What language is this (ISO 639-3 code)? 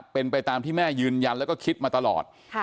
tha